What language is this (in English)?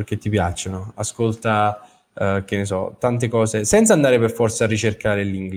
Italian